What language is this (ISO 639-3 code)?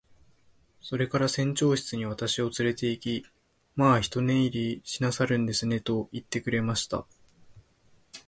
jpn